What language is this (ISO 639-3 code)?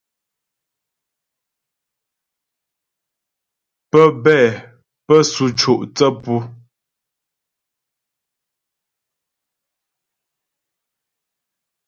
bbj